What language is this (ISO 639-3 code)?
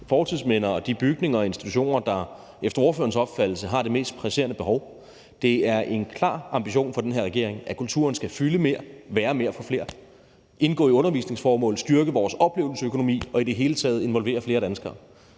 dan